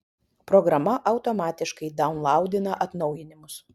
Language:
Lithuanian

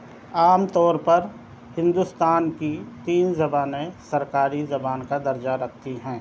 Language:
Urdu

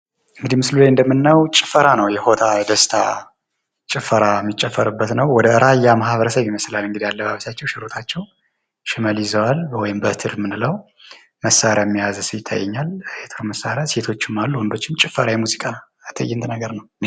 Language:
Amharic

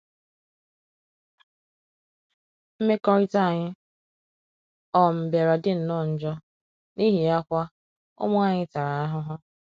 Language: Igbo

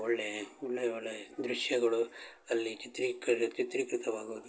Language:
Kannada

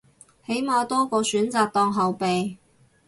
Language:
Cantonese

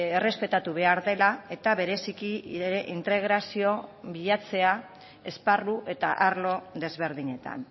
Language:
Basque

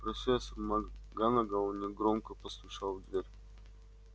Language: Russian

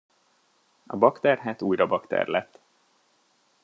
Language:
Hungarian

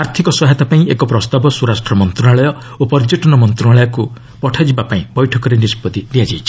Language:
Odia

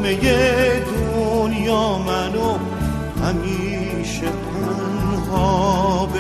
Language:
Persian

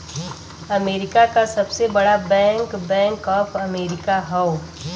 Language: Bhojpuri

